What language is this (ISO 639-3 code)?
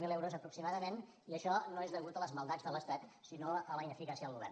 cat